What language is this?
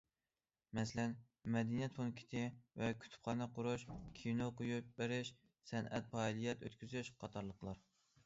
Uyghur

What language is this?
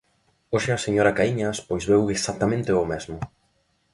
Galician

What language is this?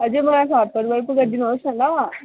Nepali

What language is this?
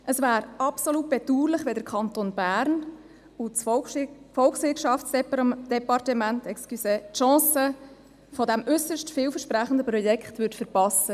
Swiss German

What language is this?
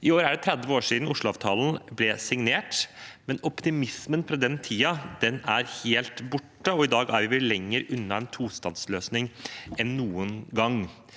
Norwegian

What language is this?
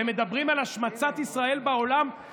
Hebrew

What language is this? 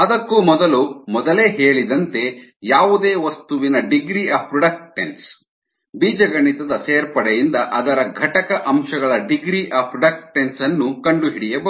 Kannada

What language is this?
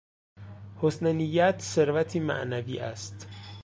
Persian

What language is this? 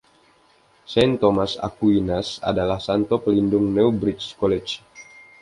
Indonesian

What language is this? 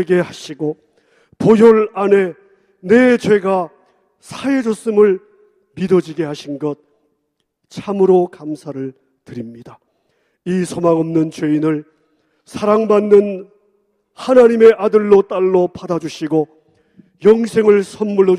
Korean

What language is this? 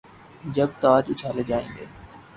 Urdu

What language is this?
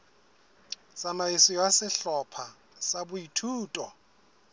Southern Sotho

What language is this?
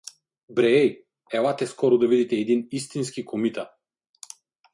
Bulgarian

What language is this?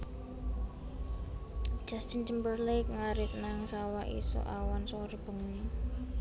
Javanese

